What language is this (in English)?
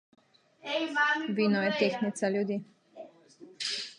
Slovenian